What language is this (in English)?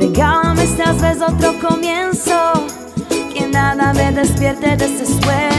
Italian